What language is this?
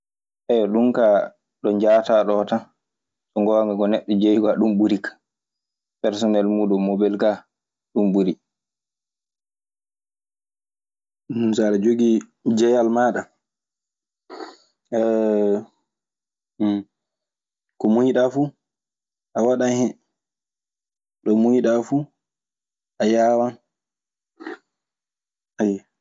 Maasina Fulfulde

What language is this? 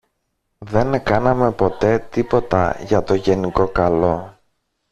Greek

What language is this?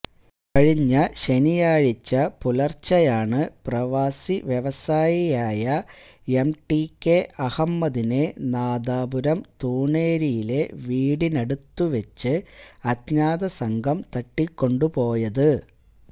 Malayalam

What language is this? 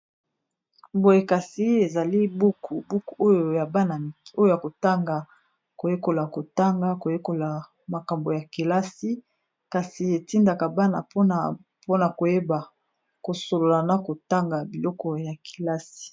Lingala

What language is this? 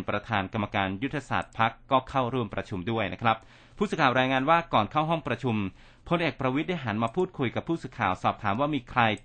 Thai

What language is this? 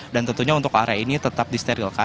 Indonesian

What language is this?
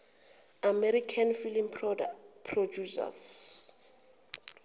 Zulu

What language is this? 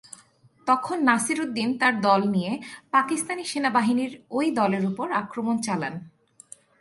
Bangla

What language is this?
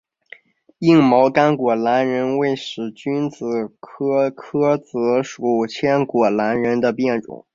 Chinese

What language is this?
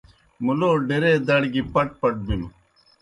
Kohistani Shina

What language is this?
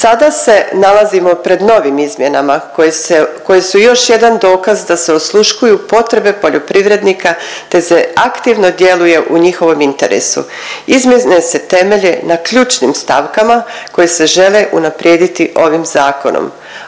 Croatian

